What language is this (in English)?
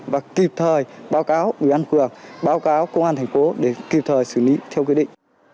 Vietnamese